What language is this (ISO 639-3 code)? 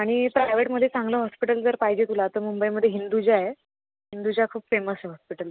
mar